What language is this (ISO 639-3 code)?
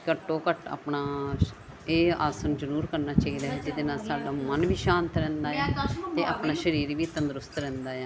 pan